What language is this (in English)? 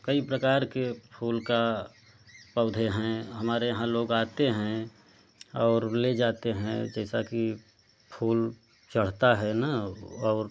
Hindi